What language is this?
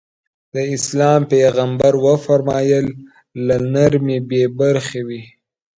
Pashto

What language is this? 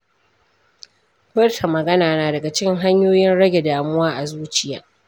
Hausa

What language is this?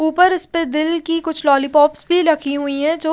Hindi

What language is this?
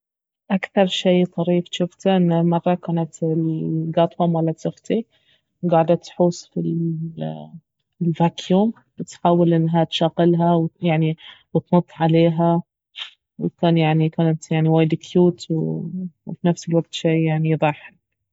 Baharna Arabic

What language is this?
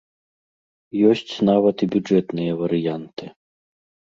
Belarusian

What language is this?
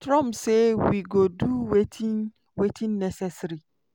Nigerian Pidgin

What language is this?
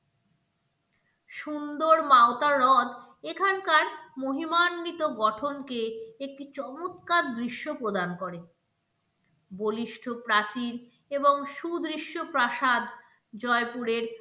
Bangla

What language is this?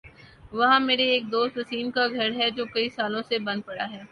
Urdu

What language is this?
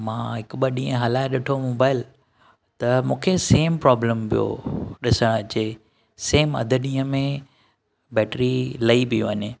Sindhi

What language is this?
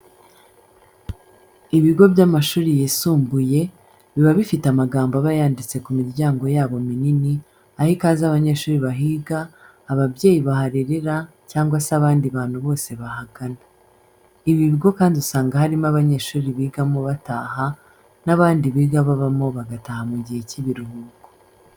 Kinyarwanda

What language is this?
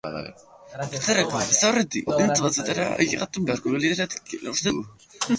Basque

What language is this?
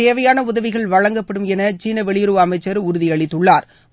Tamil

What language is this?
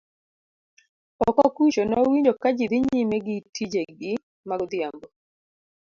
Luo (Kenya and Tanzania)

